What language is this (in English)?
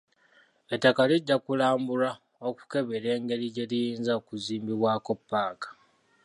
Ganda